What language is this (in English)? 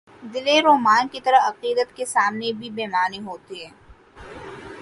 Urdu